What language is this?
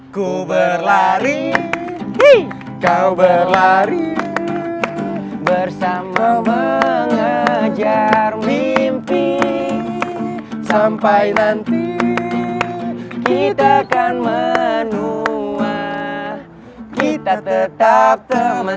Indonesian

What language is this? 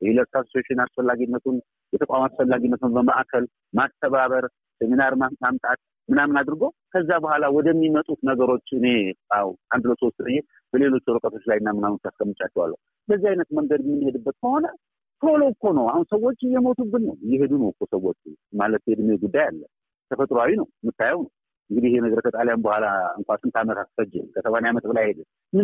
Amharic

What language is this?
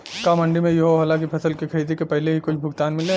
Bhojpuri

